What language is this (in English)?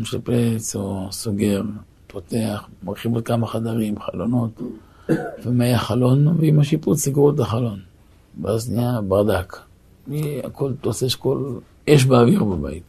Hebrew